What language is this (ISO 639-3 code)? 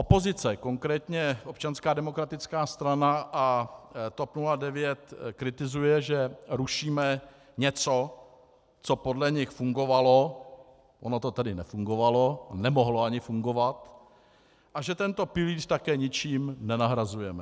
ces